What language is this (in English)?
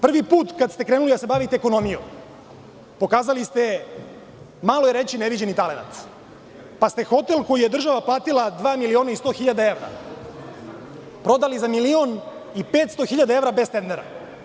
Serbian